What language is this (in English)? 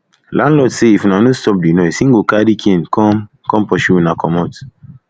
Nigerian Pidgin